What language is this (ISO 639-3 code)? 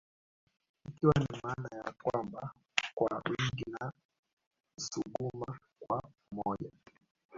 swa